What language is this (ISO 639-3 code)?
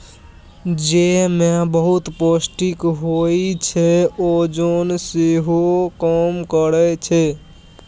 mai